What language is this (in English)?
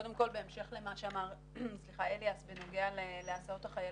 Hebrew